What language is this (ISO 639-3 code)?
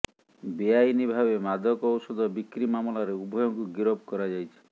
ori